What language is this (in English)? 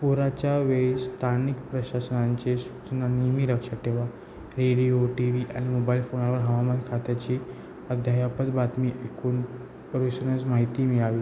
Marathi